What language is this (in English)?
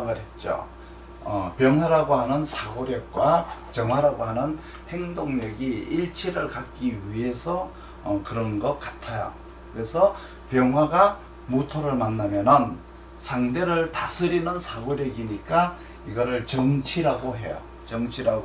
Korean